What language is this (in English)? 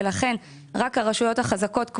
Hebrew